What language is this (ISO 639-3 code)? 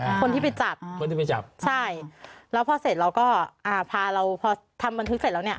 tha